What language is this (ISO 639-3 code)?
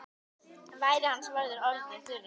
isl